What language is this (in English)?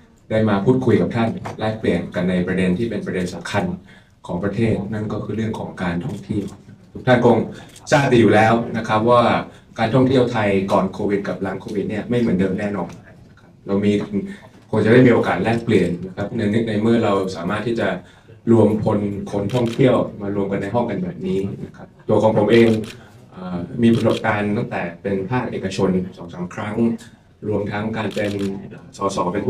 Thai